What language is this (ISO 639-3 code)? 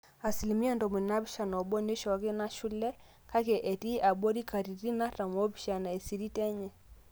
mas